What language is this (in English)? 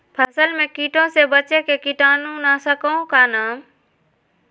Magahi